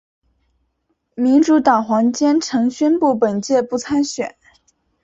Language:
Chinese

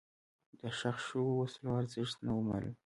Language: Pashto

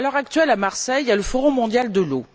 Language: French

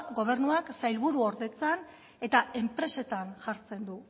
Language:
Basque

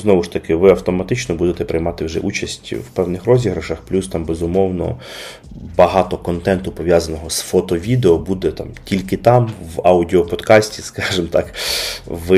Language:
Ukrainian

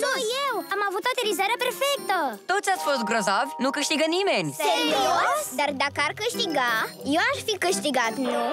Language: Romanian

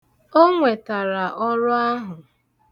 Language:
Igbo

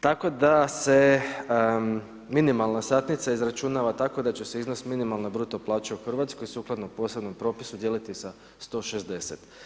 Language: Croatian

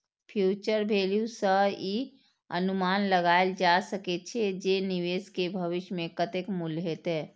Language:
Maithili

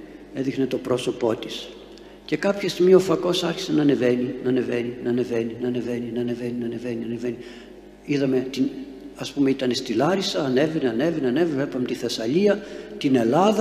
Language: Greek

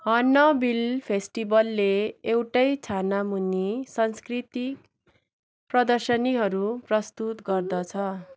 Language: Nepali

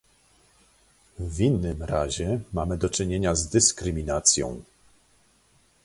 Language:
Polish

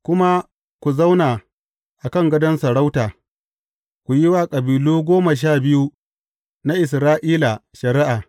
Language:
Hausa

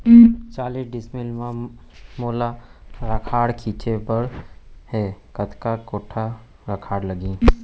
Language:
Chhattisgarhi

